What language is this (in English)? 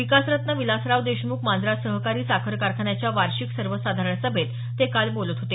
Marathi